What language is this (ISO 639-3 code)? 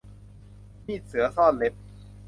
tha